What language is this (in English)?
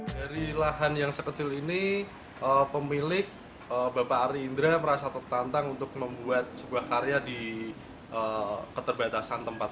Indonesian